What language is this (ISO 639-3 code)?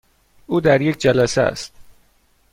fas